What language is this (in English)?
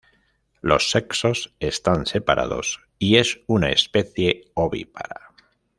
Spanish